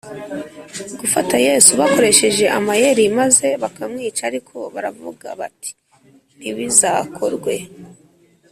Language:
Kinyarwanda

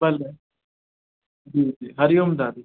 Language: Sindhi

